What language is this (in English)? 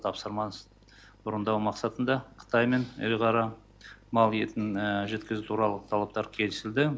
Kazakh